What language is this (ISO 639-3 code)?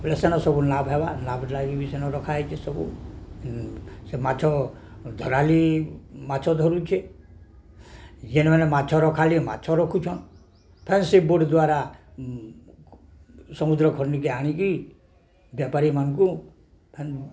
ori